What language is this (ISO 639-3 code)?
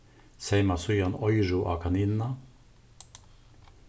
fao